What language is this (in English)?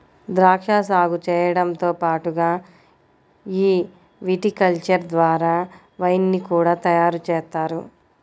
Telugu